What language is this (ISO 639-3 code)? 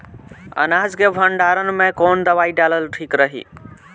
bho